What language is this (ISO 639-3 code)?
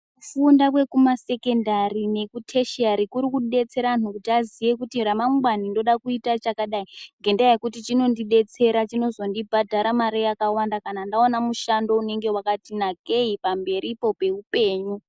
ndc